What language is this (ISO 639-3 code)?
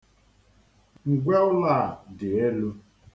ibo